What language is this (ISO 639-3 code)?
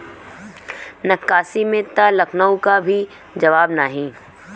bho